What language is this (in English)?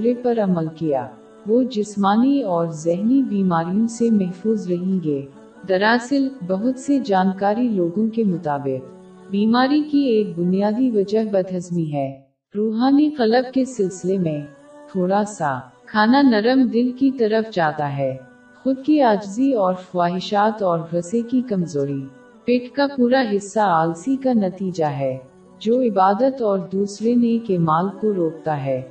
Urdu